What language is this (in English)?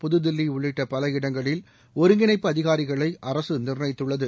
Tamil